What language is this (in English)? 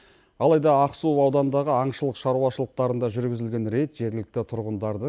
Kazakh